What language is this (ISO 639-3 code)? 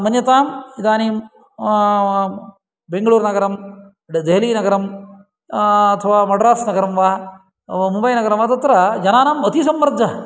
san